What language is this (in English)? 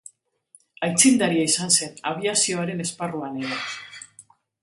Basque